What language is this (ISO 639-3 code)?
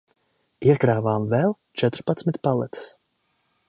lav